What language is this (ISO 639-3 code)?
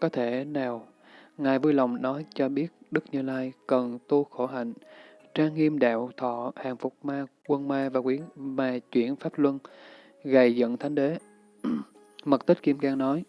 vie